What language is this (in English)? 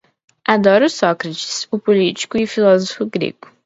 Portuguese